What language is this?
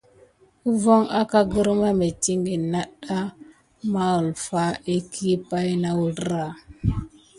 Gidar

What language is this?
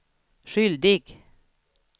Swedish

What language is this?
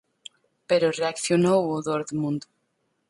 Galician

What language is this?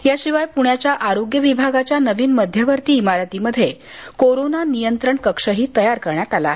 Marathi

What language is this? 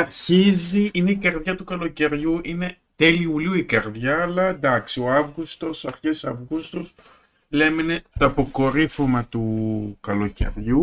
Greek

